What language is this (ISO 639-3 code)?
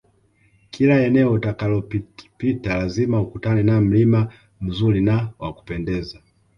swa